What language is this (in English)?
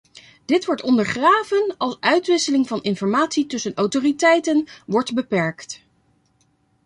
Dutch